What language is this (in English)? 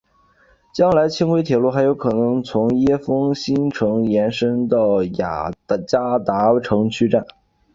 Chinese